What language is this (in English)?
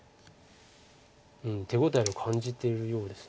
Japanese